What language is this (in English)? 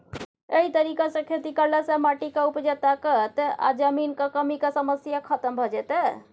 Maithili